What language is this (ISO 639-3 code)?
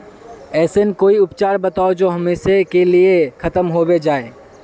mag